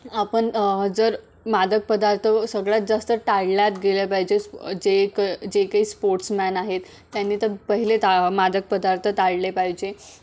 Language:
Marathi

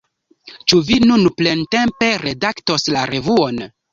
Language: Esperanto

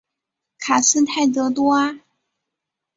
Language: Chinese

